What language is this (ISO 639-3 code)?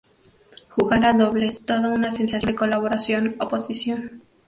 spa